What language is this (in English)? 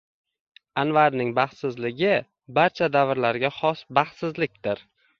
Uzbek